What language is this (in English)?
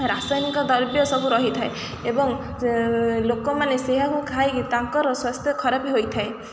Odia